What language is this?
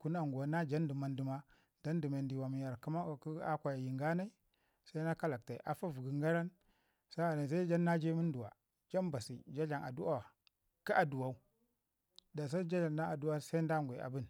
Ngizim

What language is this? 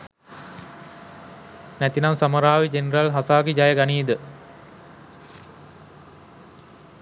Sinhala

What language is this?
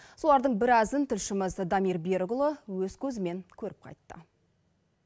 Kazakh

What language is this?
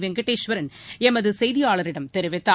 Tamil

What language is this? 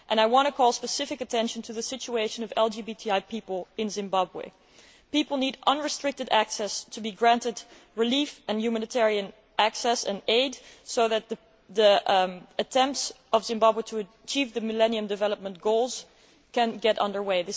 English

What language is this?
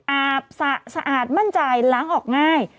Thai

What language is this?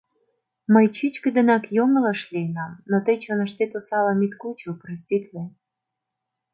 Mari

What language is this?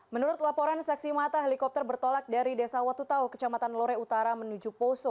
Indonesian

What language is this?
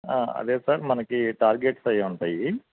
Telugu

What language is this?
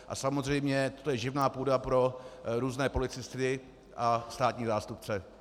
Czech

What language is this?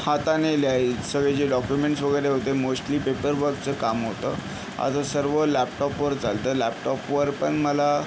Marathi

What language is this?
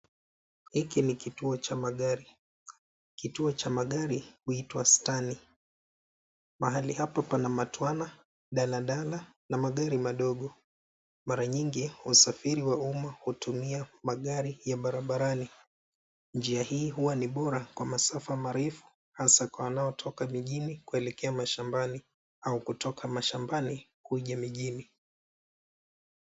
Swahili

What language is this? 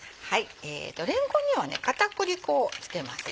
Japanese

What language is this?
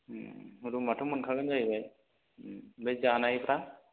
Bodo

